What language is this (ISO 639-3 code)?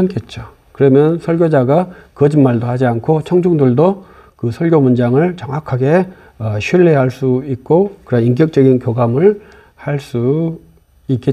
kor